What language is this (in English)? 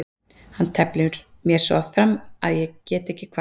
Icelandic